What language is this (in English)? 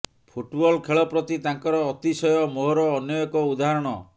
Odia